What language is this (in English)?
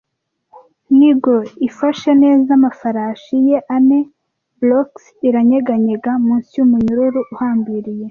Kinyarwanda